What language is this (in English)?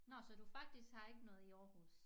Danish